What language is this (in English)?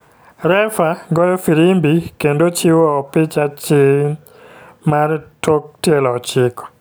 Luo (Kenya and Tanzania)